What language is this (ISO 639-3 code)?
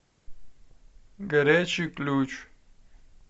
rus